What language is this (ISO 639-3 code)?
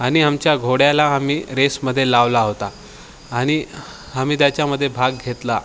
mar